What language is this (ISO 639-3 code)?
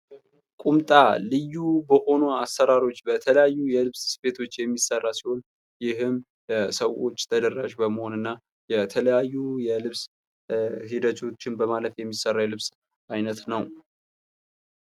amh